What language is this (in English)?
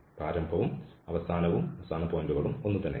Malayalam